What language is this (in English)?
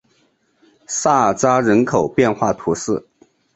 Chinese